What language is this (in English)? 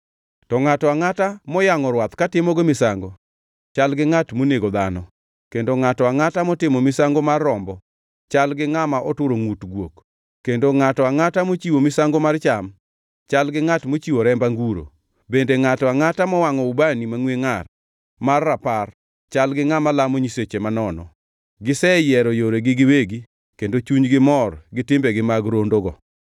Luo (Kenya and Tanzania)